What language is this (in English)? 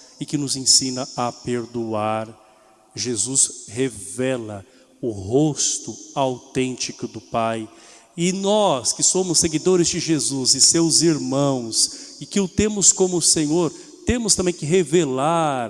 Portuguese